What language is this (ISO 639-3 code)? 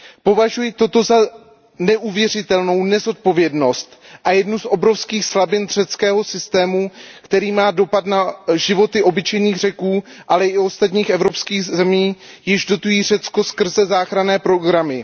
ces